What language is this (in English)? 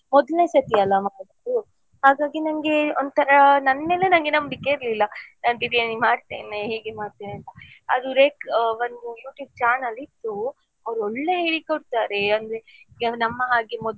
Kannada